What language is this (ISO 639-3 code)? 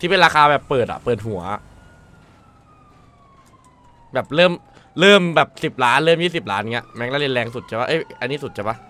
tha